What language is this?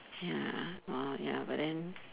English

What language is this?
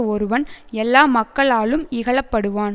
Tamil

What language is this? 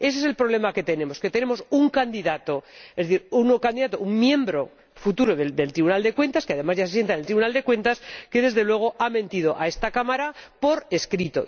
Spanish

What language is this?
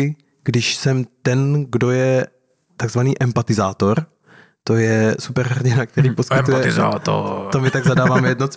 Czech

